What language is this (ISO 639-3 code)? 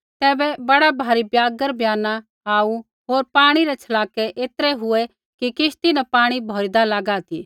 kfx